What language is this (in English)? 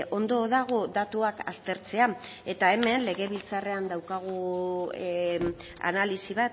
Basque